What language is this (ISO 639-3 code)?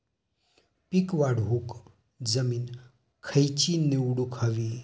mar